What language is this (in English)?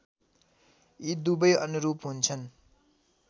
Nepali